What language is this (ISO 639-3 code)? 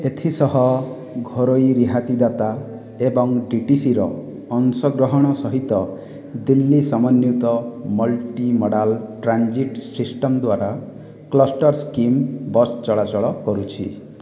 ori